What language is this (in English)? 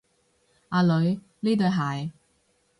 Cantonese